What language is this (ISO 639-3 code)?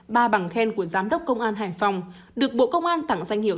vie